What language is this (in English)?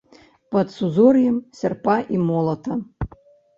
Belarusian